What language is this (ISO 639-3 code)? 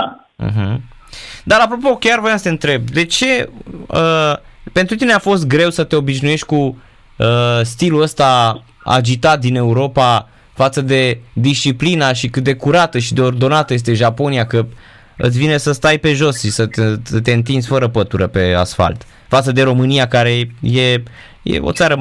ron